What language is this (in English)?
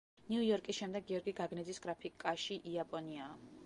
Georgian